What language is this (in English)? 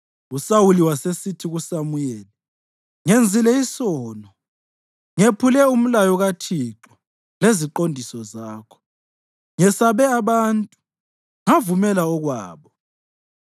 North Ndebele